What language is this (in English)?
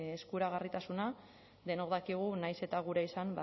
Basque